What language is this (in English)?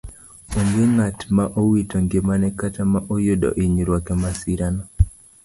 Luo (Kenya and Tanzania)